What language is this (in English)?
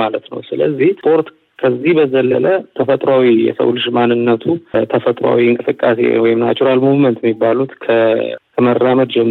Amharic